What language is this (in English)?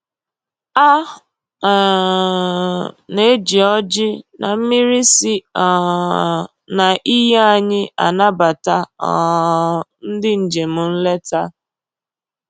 Igbo